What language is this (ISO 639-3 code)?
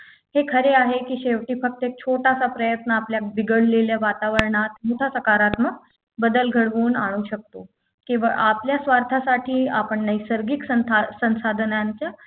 mar